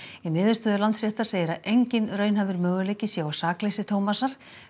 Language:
Icelandic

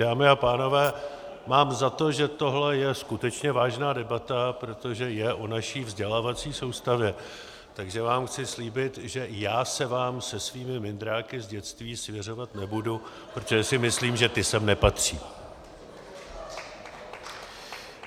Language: Czech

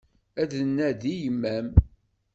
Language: Kabyle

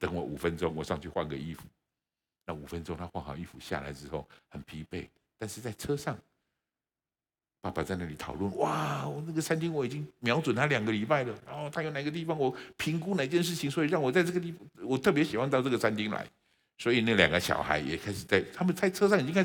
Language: Chinese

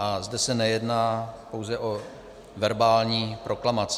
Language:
Czech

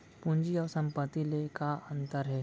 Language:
Chhattisgarhi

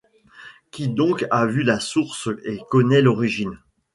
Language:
French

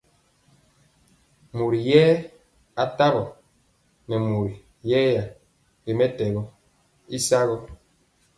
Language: Mpiemo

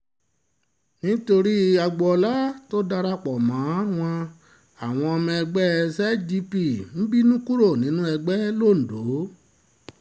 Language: Yoruba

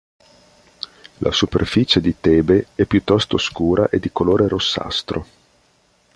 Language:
Italian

